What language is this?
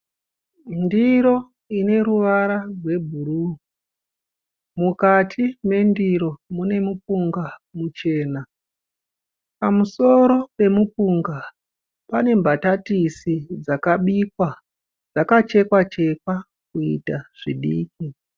Shona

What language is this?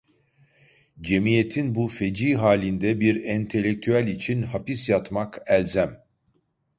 Turkish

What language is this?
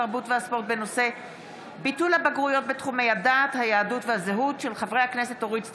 Hebrew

